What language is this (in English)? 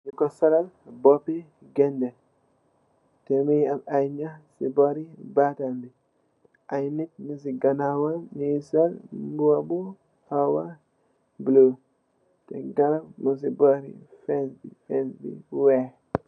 Wolof